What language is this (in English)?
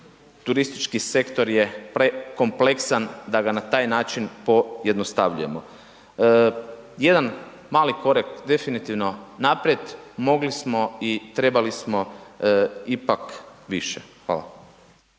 Croatian